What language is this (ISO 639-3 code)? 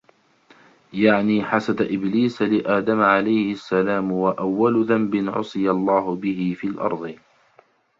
ara